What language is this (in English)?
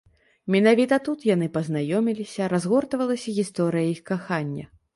Belarusian